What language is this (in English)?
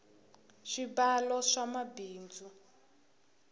Tsonga